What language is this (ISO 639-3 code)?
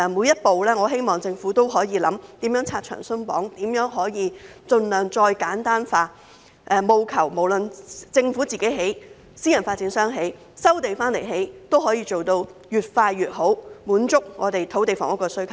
yue